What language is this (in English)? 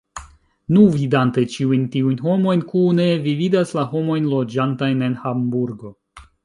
Esperanto